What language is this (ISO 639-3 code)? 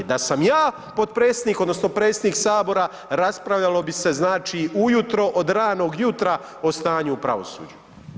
hrv